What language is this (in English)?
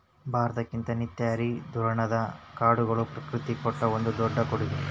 Kannada